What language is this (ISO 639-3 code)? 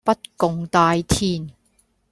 yue